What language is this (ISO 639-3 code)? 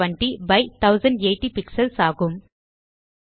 tam